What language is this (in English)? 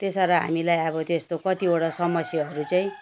Nepali